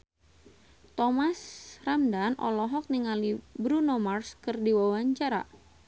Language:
Sundanese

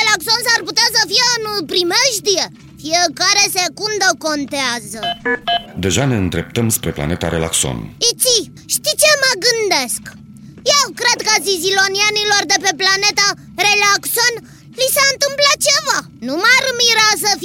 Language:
Romanian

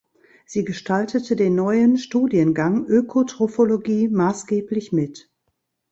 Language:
German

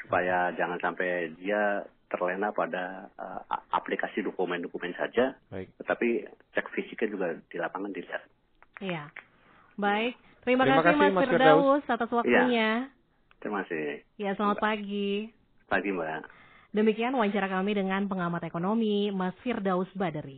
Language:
Indonesian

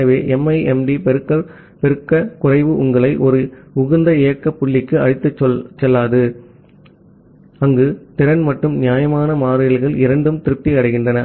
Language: Tamil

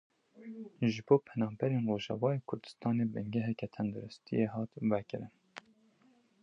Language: Kurdish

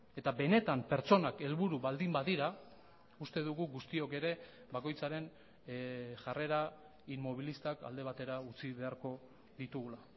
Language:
Basque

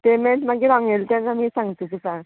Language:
Konkani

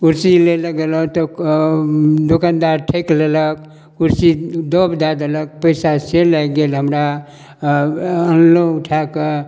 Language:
Maithili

